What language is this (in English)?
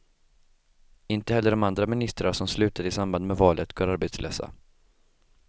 Swedish